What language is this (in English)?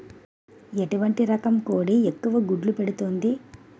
Telugu